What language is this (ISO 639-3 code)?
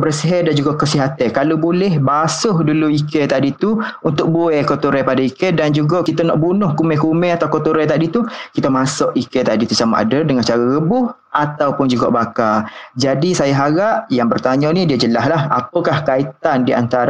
msa